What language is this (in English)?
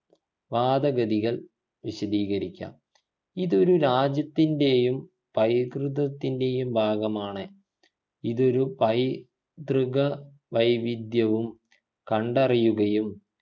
Malayalam